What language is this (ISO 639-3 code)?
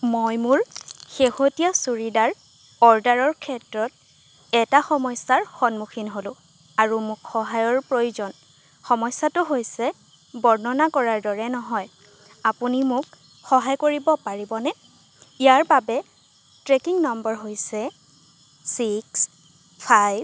asm